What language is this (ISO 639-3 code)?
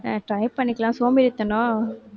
tam